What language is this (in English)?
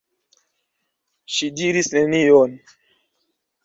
Esperanto